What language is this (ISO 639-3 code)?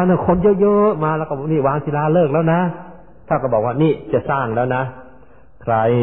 tha